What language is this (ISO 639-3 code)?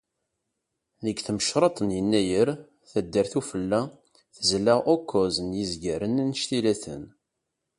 kab